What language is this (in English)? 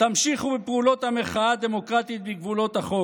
Hebrew